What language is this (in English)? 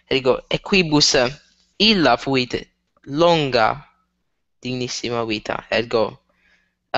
Italian